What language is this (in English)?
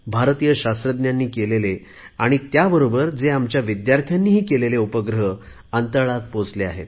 Marathi